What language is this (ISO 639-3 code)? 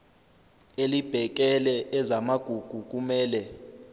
zul